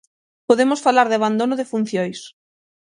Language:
Galician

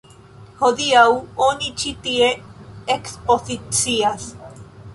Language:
Esperanto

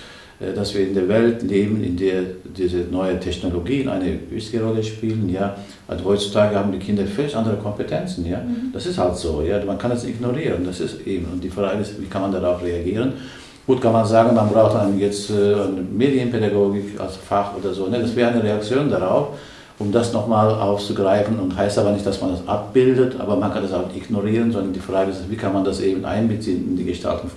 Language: German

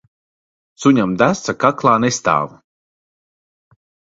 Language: Latvian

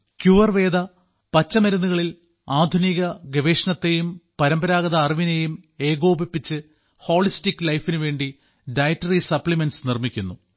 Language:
Malayalam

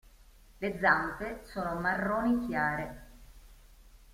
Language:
Italian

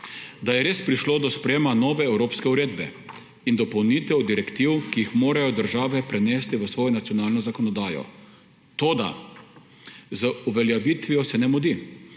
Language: Slovenian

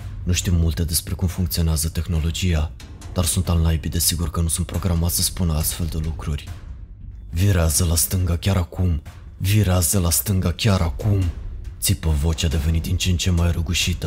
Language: Romanian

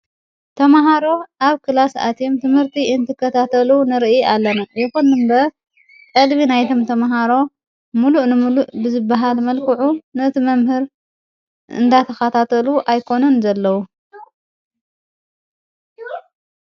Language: Tigrinya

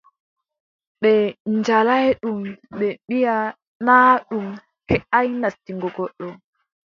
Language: Adamawa Fulfulde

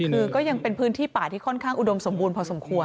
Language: Thai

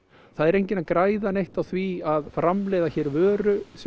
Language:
Icelandic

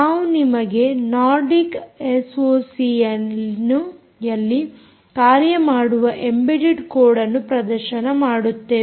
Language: Kannada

